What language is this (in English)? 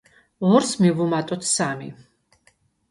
Georgian